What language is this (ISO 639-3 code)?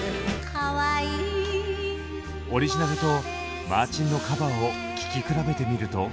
jpn